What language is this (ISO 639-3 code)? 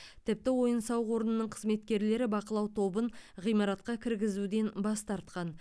kaz